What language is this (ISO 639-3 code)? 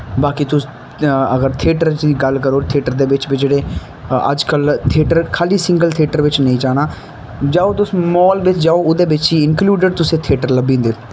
doi